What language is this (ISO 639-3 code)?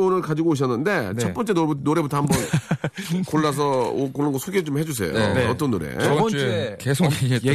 kor